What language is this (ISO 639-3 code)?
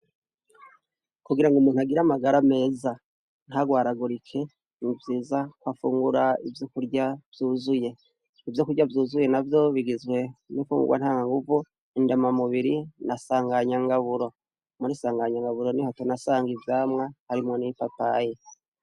run